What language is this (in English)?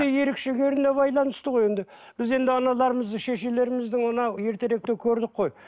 Kazakh